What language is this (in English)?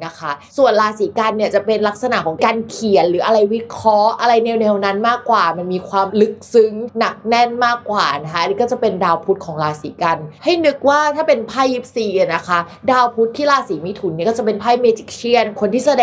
Thai